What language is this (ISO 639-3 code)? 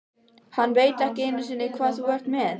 isl